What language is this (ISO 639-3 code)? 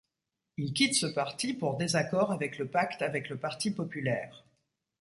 fra